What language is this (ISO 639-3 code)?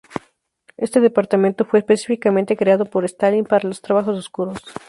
spa